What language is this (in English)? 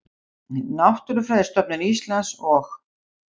Icelandic